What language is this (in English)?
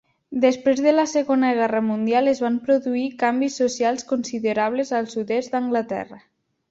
Catalan